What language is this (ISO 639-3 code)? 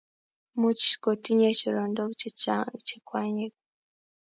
kln